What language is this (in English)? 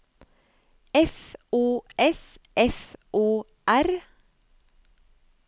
Norwegian